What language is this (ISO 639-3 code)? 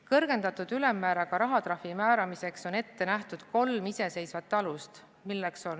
est